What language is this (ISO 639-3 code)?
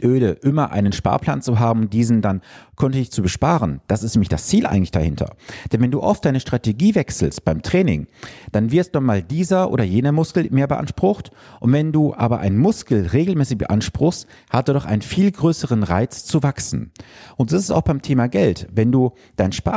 deu